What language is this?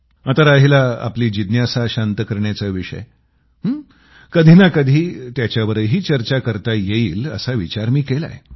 Marathi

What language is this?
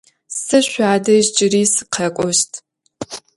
Adyghe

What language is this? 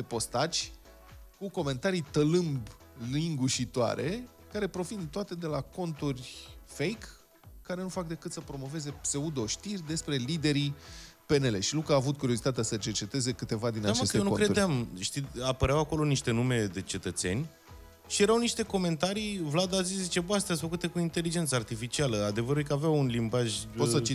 Romanian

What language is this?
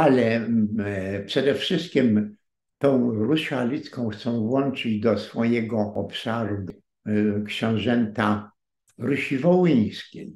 Polish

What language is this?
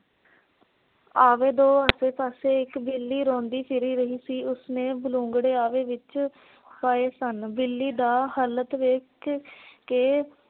Punjabi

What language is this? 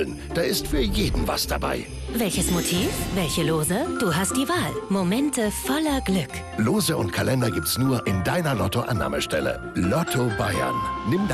German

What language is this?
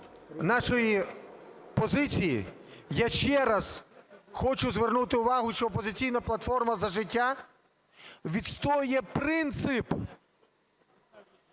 Ukrainian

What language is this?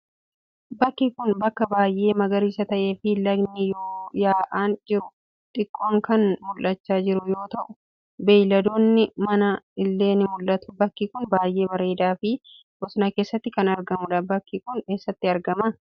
Oromo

